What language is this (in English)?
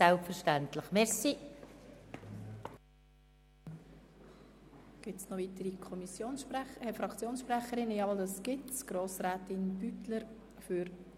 Swiss German